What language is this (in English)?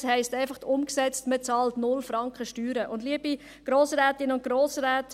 Swiss German